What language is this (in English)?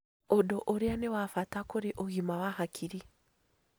Kikuyu